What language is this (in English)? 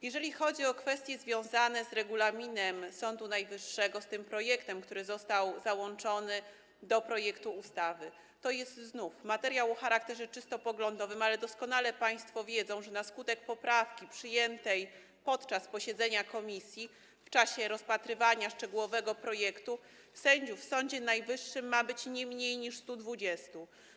Polish